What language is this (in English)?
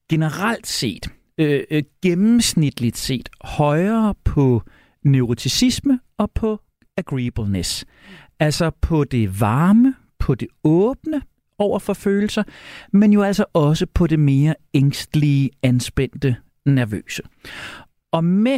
Danish